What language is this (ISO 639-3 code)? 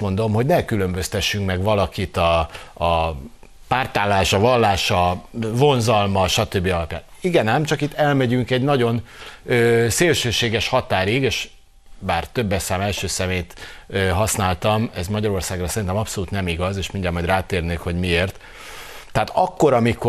hun